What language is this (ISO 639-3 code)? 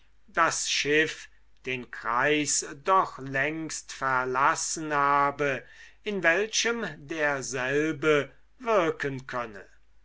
deu